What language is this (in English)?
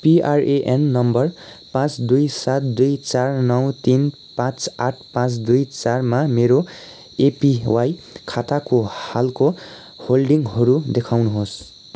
Nepali